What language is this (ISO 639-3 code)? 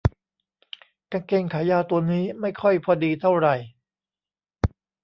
tha